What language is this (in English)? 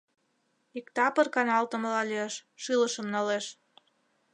Mari